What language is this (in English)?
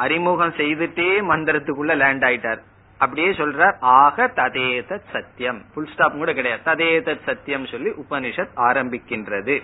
Tamil